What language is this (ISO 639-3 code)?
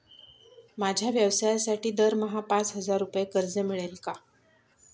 mar